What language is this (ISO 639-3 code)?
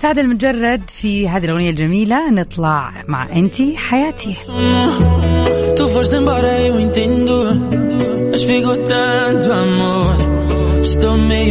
ara